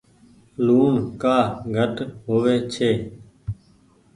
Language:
Goaria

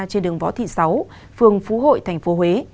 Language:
Vietnamese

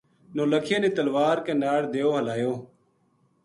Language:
Gujari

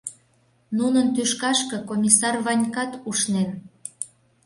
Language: Mari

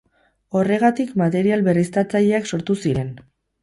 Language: Basque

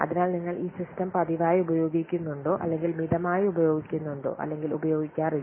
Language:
Malayalam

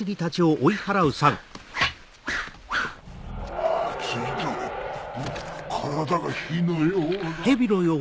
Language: Japanese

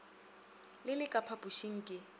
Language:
Northern Sotho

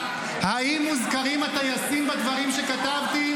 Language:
Hebrew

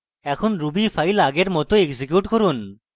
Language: Bangla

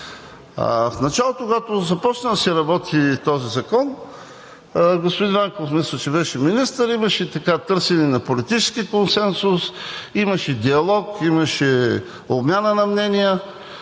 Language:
Bulgarian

